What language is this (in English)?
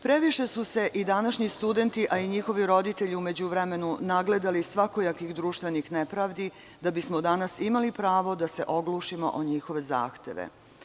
Serbian